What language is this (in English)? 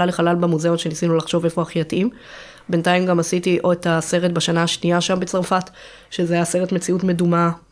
Hebrew